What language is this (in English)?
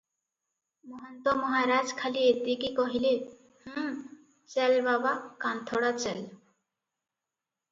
Odia